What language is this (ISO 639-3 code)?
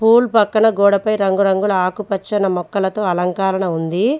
tel